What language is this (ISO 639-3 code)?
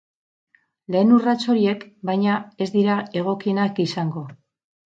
eus